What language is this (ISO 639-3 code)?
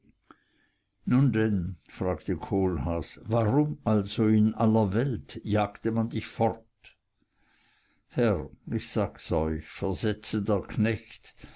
deu